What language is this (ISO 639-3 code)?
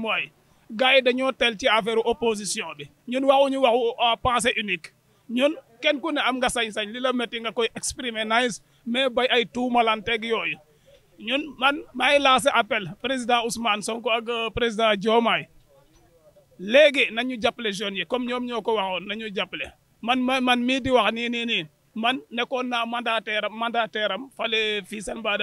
fra